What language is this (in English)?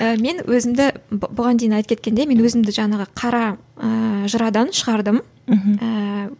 Kazakh